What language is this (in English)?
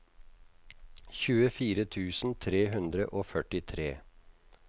Norwegian